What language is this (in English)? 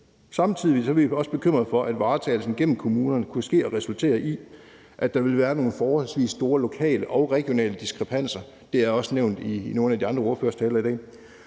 Danish